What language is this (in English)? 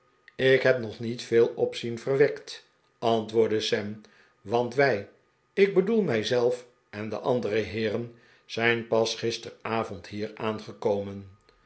Dutch